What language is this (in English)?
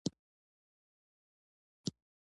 Pashto